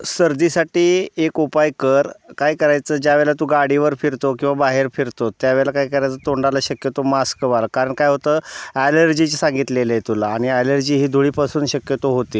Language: Marathi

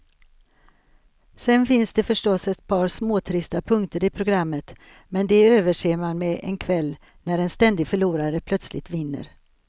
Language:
Swedish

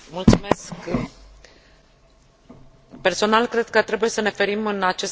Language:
Romanian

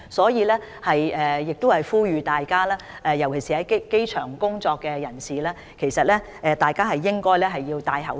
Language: Cantonese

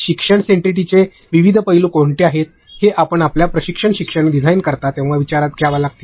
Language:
Marathi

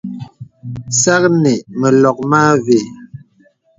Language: Bebele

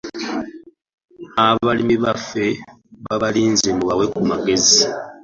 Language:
Ganda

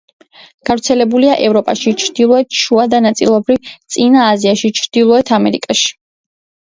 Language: Georgian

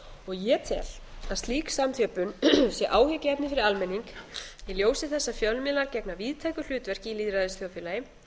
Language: Icelandic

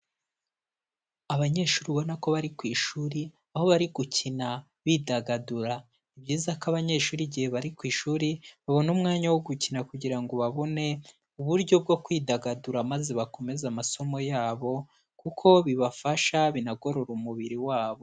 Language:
Kinyarwanda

